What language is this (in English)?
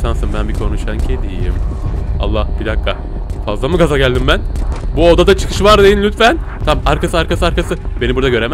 Turkish